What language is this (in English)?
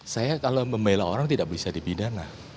Indonesian